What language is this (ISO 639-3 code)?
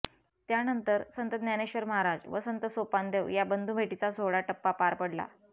mar